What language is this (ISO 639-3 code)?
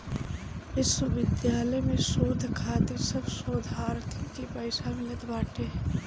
bho